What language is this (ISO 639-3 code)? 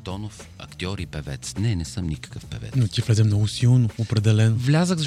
bul